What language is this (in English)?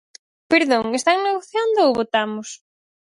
Galician